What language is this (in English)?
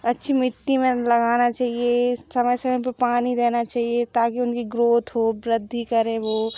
Hindi